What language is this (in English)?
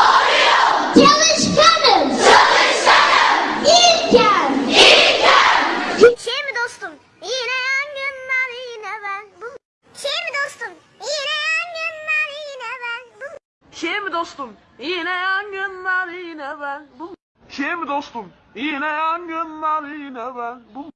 Turkish